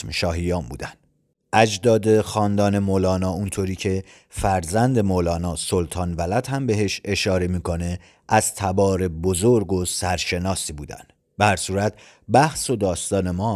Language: Persian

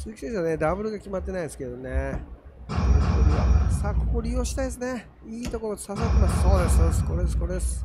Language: Japanese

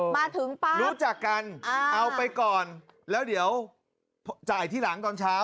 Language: Thai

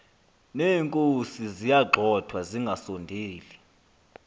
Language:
Xhosa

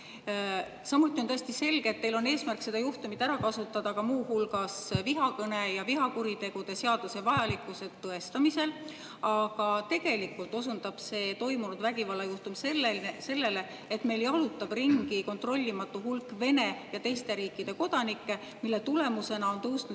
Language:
Estonian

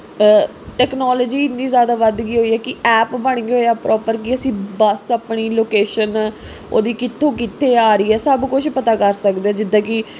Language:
Punjabi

